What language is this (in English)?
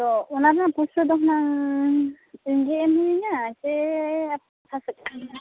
Santali